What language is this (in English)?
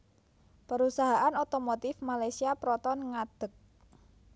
Javanese